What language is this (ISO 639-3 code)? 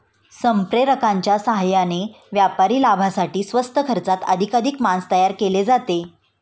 mar